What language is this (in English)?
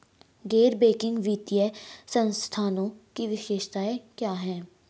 Hindi